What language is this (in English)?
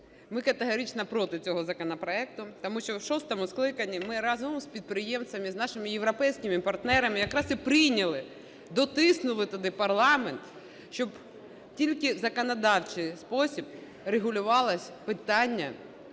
Ukrainian